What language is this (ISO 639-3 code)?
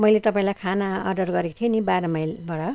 nep